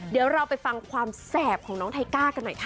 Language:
Thai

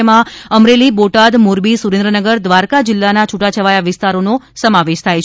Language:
Gujarati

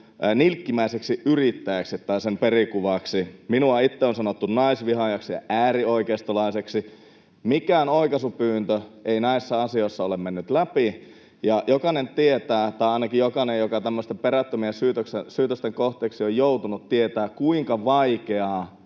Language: Finnish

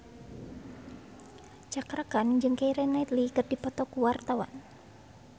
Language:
Sundanese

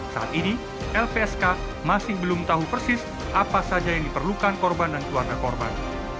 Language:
Indonesian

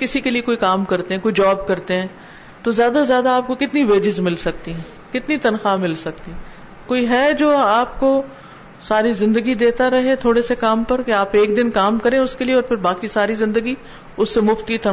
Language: Urdu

